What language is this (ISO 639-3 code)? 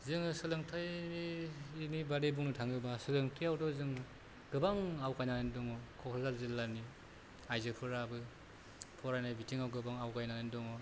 brx